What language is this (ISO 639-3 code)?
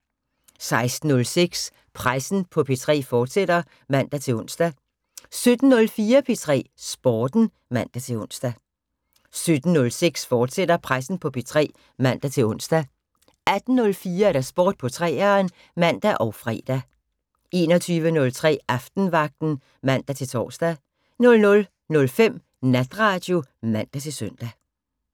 dan